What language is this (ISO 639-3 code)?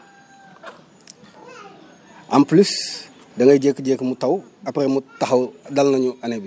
wol